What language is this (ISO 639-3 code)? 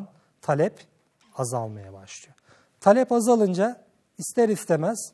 tur